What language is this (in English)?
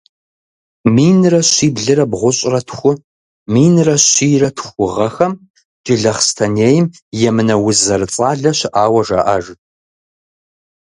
Kabardian